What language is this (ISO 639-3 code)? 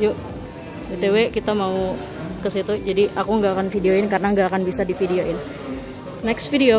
ind